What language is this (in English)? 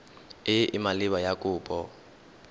Tswana